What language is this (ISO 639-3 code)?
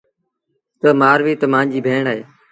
sbn